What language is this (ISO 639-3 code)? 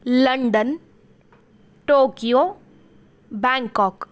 san